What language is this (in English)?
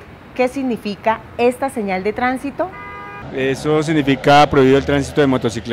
Spanish